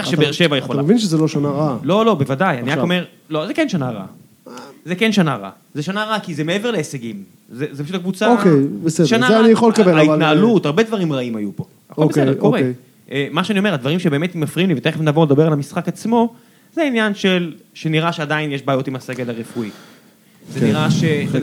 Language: Hebrew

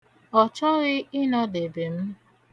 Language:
Igbo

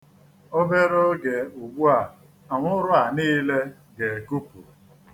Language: Igbo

